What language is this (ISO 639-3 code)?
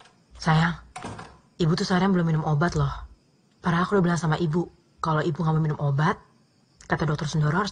ind